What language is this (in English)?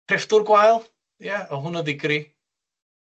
Welsh